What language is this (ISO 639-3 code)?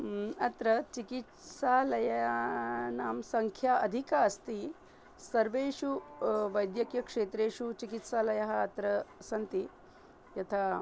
san